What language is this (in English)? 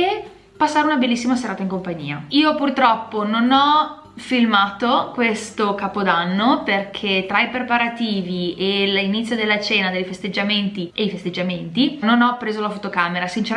Italian